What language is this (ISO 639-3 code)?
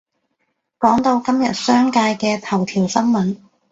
yue